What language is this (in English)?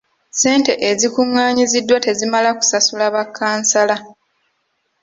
Ganda